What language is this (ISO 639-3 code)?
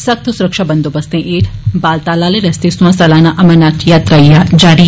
doi